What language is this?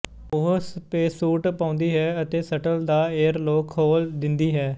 Punjabi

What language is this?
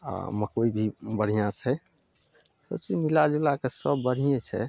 Maithili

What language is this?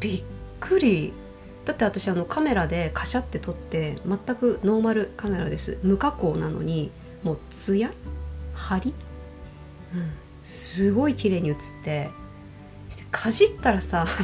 Japanese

